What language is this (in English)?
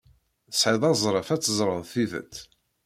Kabyle